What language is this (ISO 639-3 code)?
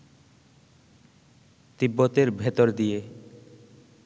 ben